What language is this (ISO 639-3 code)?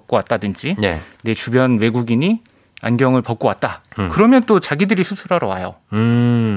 kor